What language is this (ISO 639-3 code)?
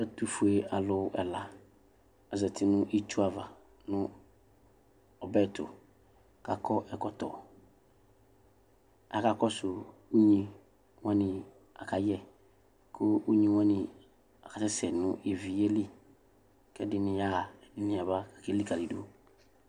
kpo